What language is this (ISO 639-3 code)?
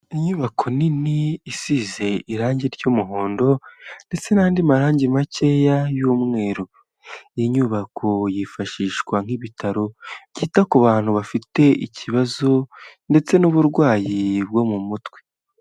kin